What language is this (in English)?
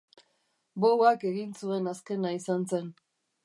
Basque